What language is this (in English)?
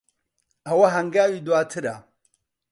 Central Kurdish